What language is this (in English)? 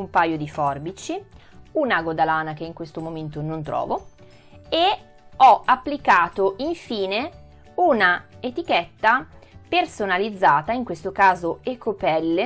Italian